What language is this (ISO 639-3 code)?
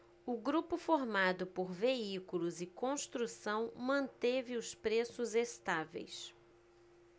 por